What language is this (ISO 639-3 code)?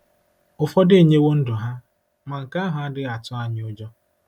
ibo